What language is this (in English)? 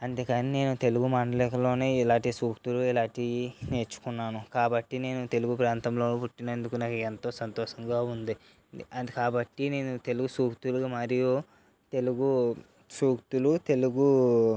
Telugu